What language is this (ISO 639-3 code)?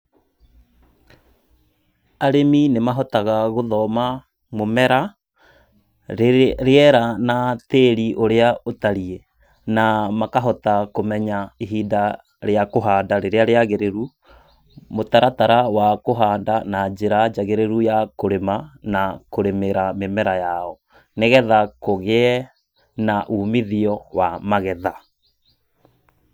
kik